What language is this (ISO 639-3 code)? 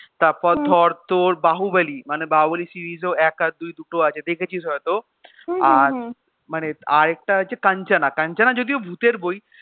ben